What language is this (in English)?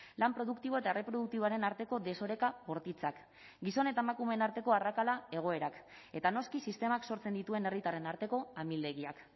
Basque